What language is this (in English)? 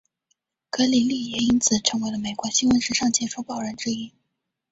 Chinese